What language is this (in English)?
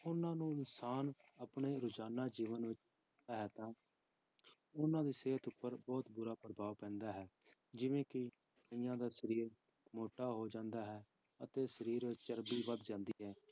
Punjabi